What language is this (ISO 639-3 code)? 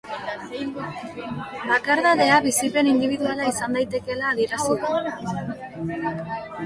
eus